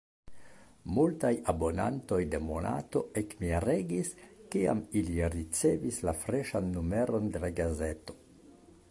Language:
Esperanto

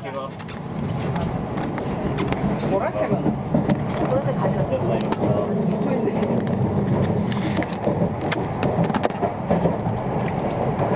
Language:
Japanese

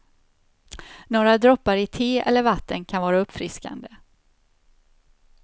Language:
Swedish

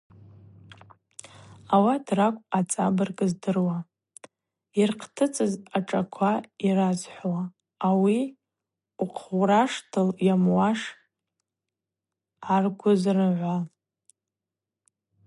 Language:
Abaza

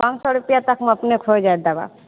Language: Maithili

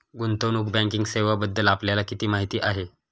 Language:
Marathi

